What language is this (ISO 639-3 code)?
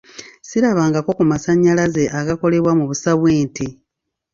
lug